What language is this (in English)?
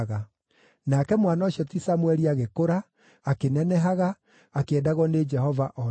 Kikuyu